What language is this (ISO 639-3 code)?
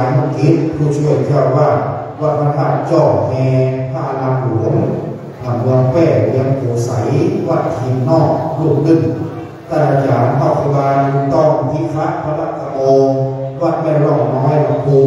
tha